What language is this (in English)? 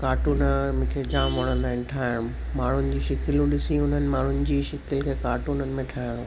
Sindhi